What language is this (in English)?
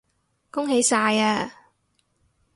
Cantonese